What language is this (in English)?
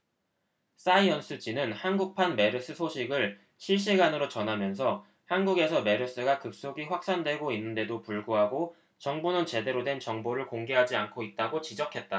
Korean